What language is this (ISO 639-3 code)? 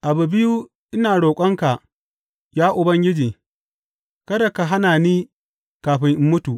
hau